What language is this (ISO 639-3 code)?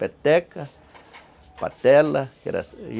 por